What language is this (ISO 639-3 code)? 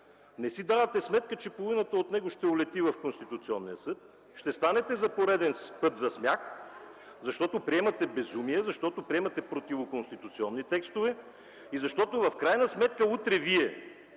bul